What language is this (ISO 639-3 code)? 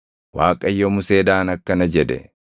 orm